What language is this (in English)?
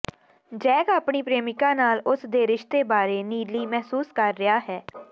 Punjabi